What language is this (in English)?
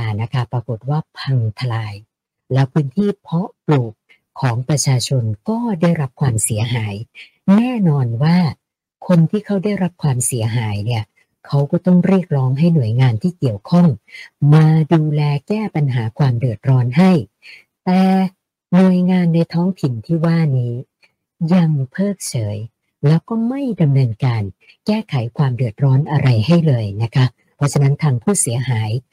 Thai